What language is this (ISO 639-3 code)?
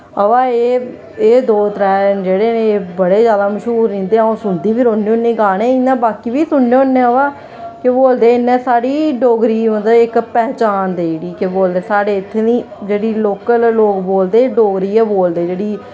doi